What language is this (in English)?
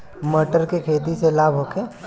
Bhojpuri